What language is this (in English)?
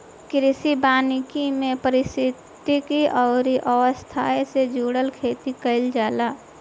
Bhojpuri